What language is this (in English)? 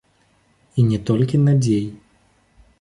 Belarusian